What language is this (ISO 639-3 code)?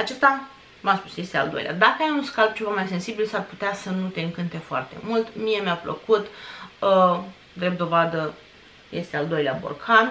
ron